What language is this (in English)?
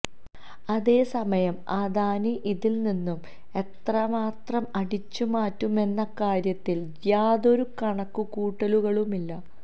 Malayalam